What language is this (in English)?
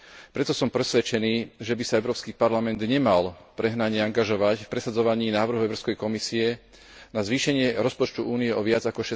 Slovak